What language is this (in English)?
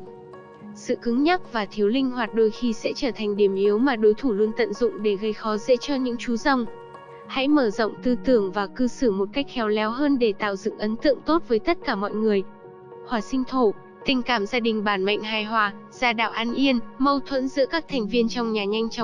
Vietnamese